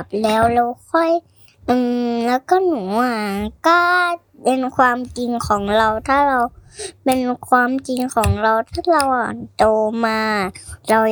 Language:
Thai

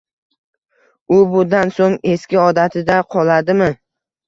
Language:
Uzbek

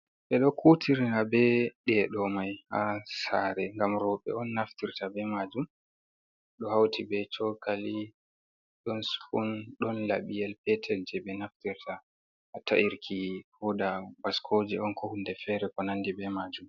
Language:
Fula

